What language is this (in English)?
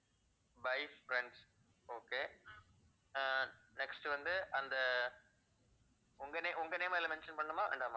Tamil